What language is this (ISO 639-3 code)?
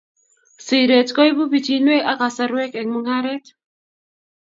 kln